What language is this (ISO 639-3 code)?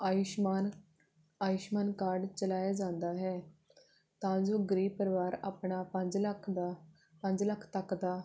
pan